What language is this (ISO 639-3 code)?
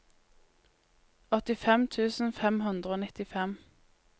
nor